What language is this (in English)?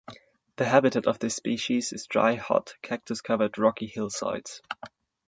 English